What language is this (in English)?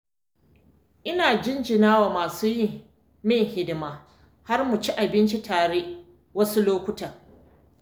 Hausa